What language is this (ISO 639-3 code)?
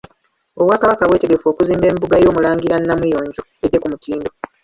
lug